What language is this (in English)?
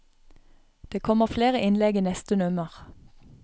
Norwegian